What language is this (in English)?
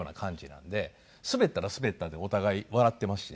Japanese